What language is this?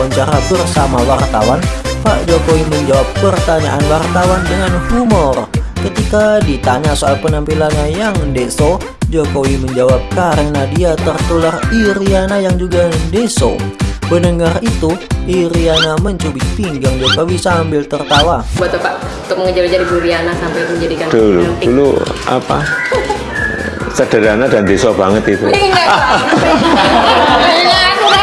Indonesian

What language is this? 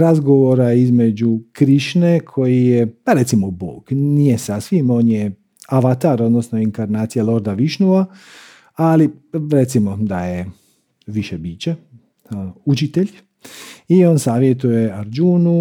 Croatian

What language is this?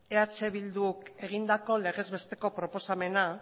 Basque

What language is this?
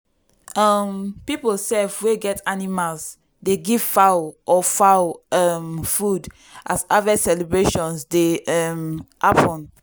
Nigerian Pidgin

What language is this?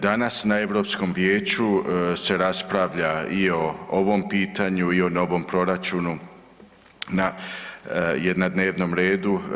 Croatian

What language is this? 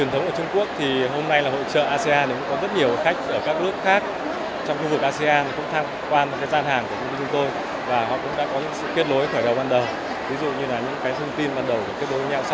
Vietnamese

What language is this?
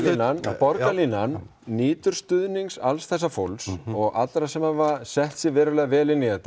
Icelandic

